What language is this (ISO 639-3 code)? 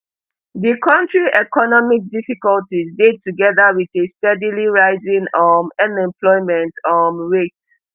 pcm